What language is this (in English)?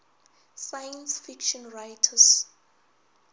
Northern Sotho